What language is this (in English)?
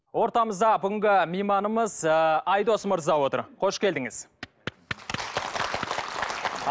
Kazakh